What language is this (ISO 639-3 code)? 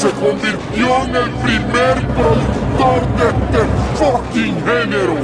spa